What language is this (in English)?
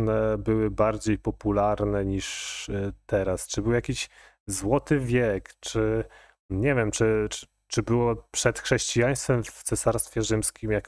Polish